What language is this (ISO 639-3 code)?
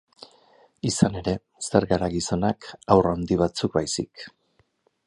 eus